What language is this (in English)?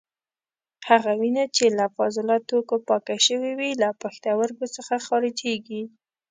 Pashto